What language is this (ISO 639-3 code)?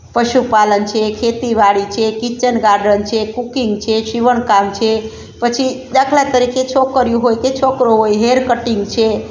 guj